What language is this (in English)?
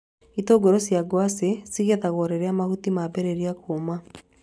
Kikuyu